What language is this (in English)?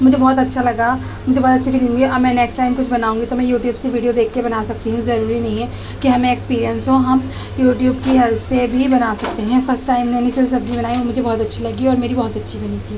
Urdu